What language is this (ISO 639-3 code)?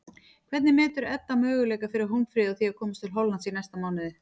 isl